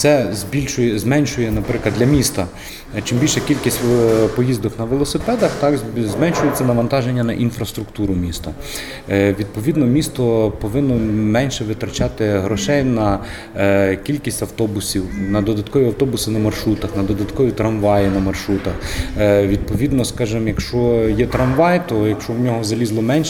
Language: Ukrainian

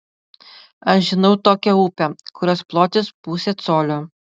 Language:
Lithuanian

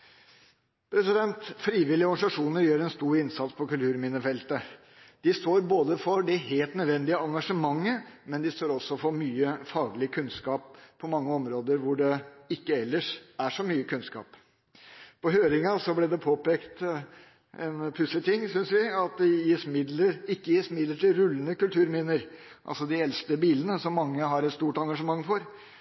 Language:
Norwegian Bokmål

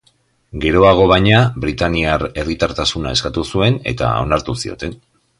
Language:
Basque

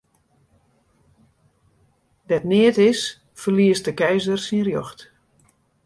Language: Western Frisian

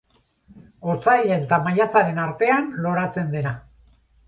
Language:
Basque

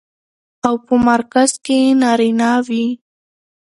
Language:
Pashto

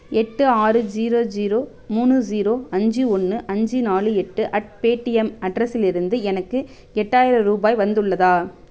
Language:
Tamil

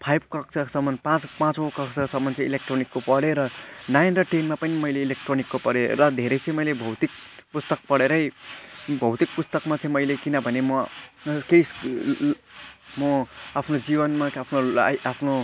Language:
Nepali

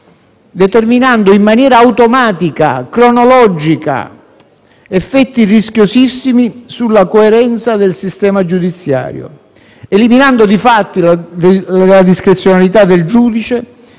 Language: Italian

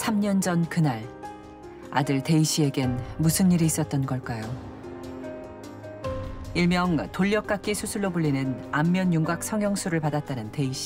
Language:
Korean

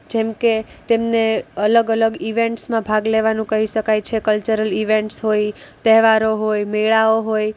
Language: Gujarati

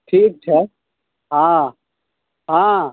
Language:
Maithili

